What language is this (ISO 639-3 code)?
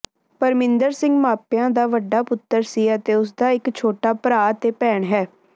pan